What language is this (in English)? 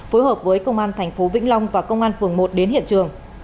Vietnamese